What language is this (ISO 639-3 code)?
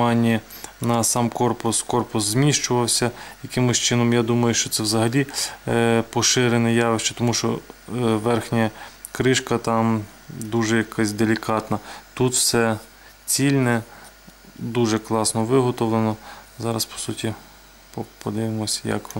ukr